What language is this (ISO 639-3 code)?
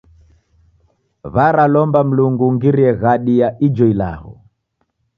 dav